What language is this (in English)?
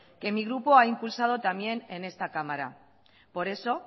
Spanish